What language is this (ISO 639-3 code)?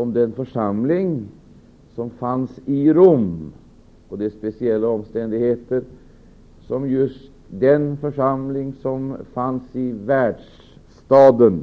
swe